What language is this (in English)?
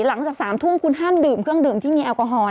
Thai